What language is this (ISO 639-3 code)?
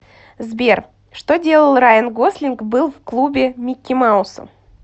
rus